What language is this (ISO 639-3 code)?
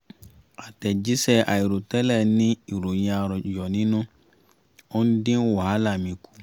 yor